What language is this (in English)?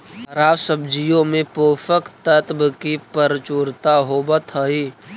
Magahi